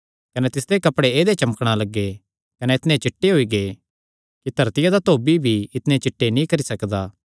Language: Kangri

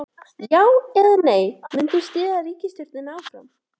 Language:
Icelandic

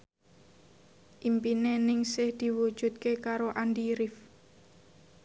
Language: Javanese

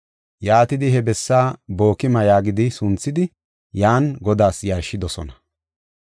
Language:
Gofa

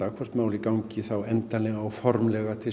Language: Icelandic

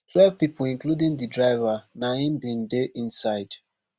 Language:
Nigerian Pidgin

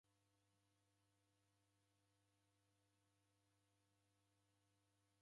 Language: Taita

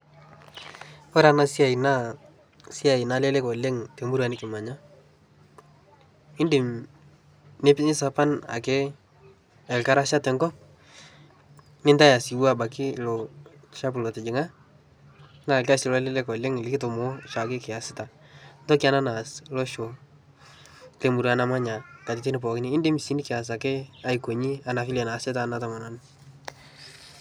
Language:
Masai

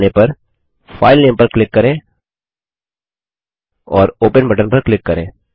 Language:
Hindi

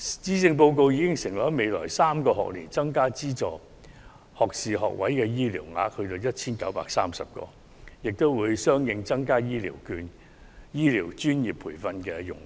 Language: Cantonese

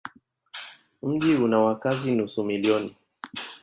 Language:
Swahili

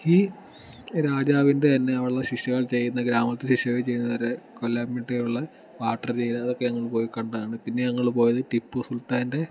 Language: Malayalam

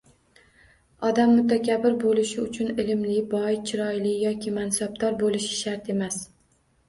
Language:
Uzbek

